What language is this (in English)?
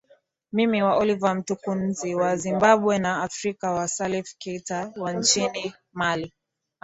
Swahili